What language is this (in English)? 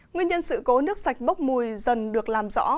Vietnamese